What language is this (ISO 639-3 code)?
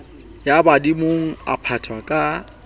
sot